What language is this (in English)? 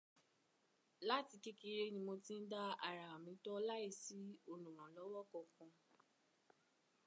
Yoruba